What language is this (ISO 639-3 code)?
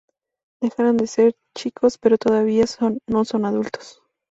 spa